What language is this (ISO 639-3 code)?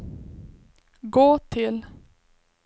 swe